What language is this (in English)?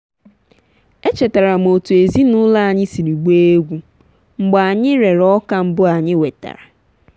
Igbo